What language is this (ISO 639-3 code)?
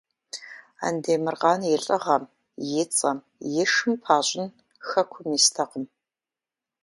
kbd